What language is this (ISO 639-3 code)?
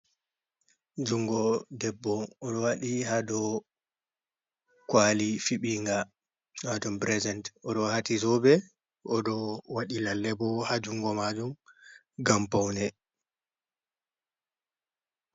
ful